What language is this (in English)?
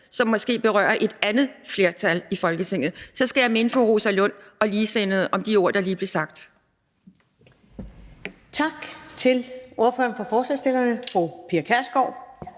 Danish